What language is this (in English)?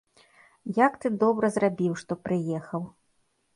Belarusian